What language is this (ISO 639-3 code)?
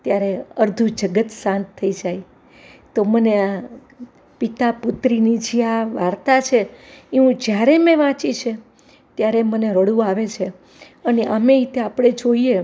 guj